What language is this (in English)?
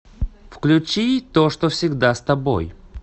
Russian